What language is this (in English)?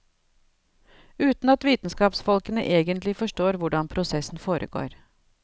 Norwegian